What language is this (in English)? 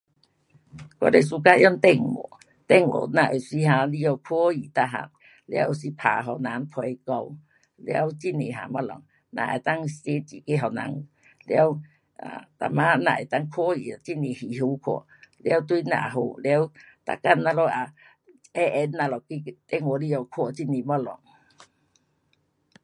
Pu-Xian Chinese